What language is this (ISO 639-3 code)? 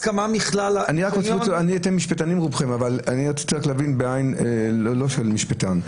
heb